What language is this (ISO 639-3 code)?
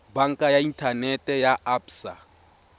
tsn